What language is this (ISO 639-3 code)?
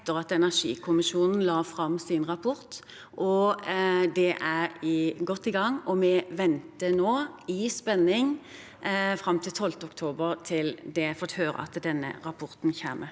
nor